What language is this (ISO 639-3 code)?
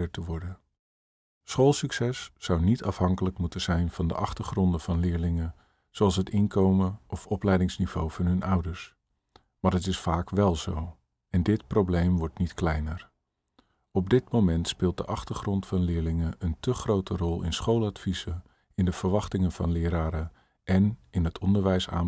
nld